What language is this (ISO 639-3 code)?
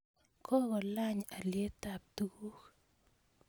kln